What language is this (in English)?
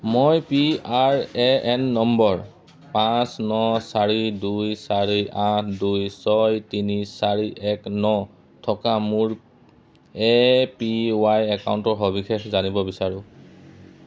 Assamese